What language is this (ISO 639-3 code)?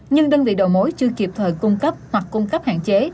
vie